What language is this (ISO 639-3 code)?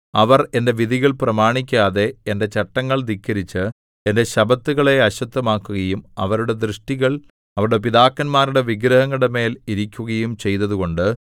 mal